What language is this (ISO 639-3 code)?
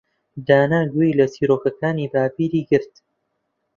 ckb